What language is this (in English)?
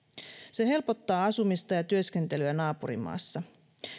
Finnish